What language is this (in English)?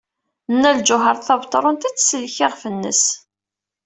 Kabyle